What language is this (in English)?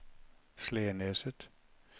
Norwegian